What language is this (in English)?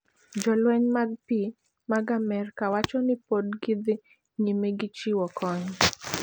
Luo (Kenya and Tanzania)